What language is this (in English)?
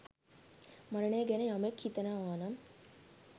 Sinhala